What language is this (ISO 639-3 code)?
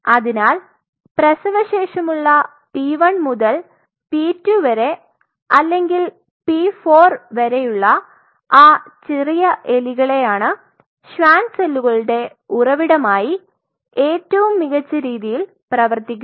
mal